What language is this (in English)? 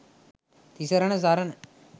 Sinhala